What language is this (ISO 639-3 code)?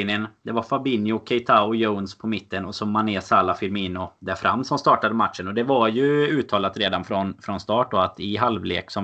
swe